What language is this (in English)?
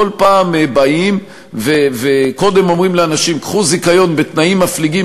Hebrew